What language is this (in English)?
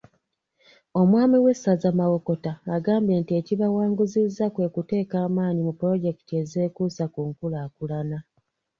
Ganda